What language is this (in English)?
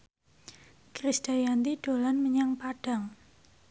Javanese